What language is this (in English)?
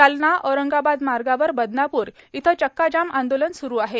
Marathi